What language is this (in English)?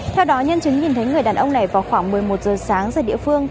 Vietnamese